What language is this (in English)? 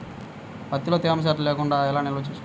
Telugu